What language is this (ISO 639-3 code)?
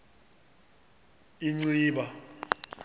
xho